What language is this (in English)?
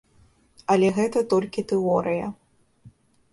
Belarusian